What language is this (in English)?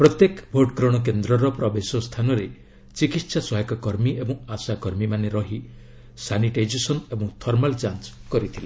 Odia